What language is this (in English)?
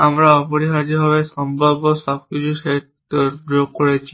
Bangla